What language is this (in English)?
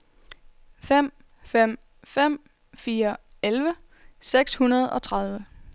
Danish